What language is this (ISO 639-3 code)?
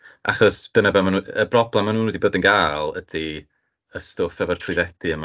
cym